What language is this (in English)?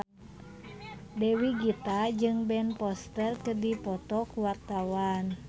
Sundanese